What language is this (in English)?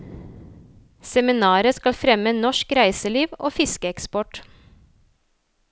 Norwegian